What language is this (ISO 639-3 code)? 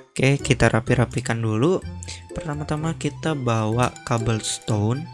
ind